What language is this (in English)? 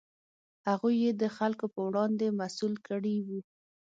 Pashto